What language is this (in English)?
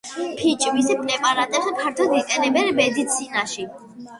Georgian